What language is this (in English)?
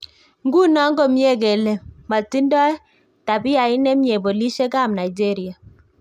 Kalenjin